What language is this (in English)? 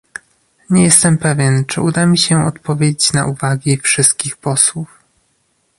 Polish